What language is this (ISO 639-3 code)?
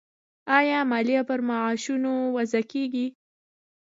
pus